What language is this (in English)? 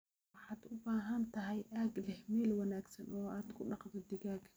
Somali